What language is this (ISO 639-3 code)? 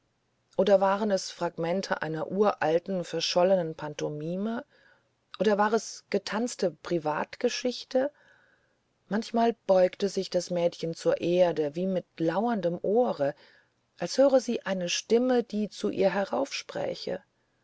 deu